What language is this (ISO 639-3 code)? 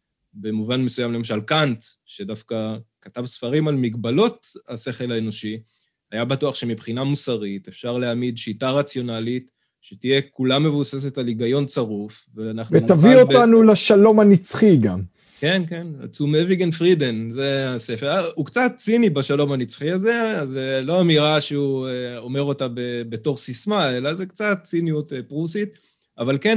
heb